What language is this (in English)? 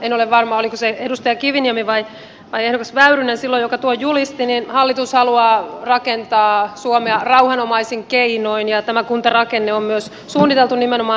Finnish